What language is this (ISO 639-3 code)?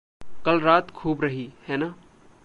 hin